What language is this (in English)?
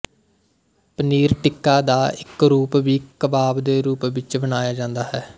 Punjabi